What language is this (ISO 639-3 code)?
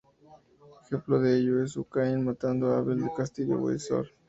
spa